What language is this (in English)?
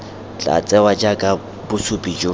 Tswana